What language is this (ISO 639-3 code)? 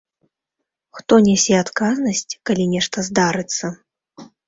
bel